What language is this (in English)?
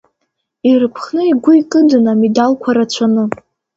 Abkhazian